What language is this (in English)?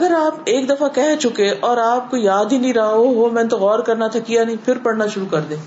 Urdu